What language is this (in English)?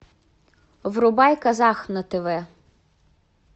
Russian